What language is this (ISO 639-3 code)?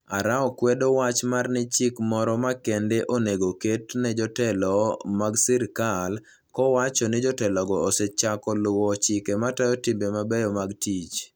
luo